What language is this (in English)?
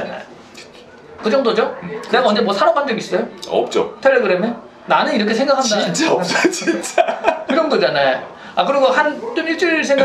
Korean